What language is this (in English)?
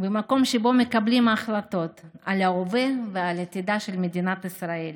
Hebrew